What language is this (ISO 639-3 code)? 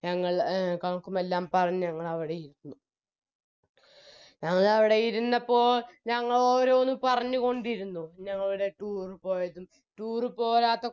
mal